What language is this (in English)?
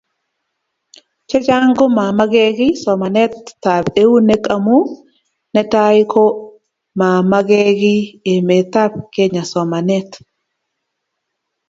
Kalenjin